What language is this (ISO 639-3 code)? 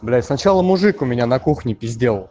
rus